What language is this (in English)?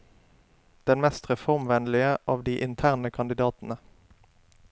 Norwegian